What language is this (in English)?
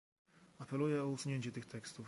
Polish